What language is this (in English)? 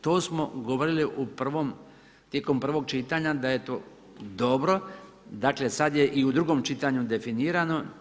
Croatian